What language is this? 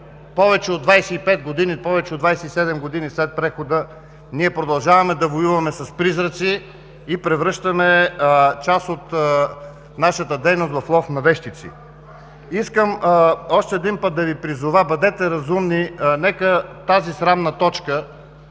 Bulgarian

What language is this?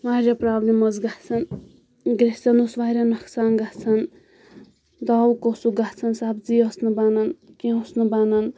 Kashmiri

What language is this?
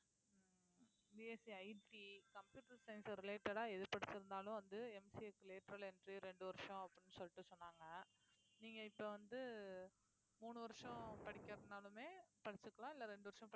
Tamil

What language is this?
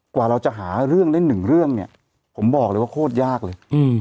Thai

